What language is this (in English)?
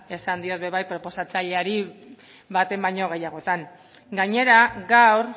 Basque